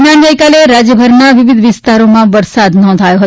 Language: Gujarati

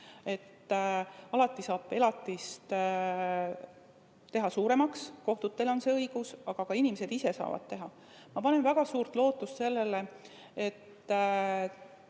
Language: Estonian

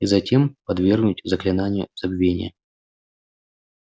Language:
Russian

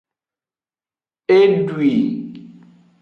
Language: Aja (Benin)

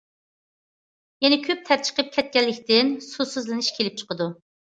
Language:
Uyghur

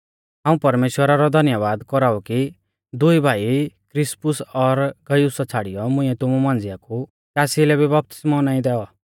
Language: Mahasu Pahari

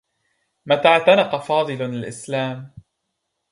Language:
Arabic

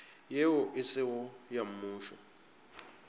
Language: Northern Sotho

